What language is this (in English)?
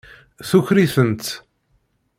Kabyle